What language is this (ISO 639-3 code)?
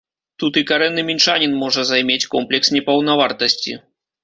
bel